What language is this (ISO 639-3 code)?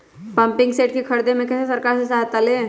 mag